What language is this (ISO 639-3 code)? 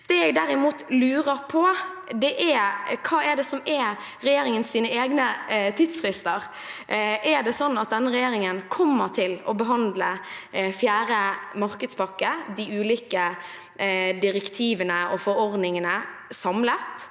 nor